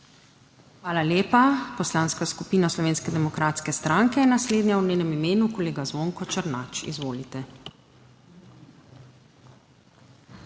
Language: Slovenian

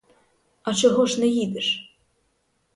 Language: Ukrainian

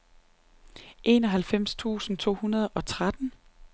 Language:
Danish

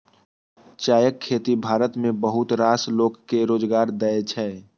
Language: Maithili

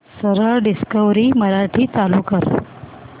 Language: Marathi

